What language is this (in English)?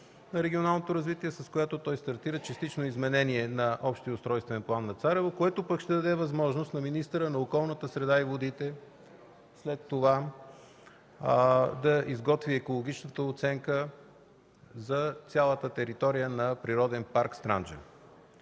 Bulgarian